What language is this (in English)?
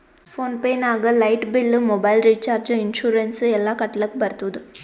Kannada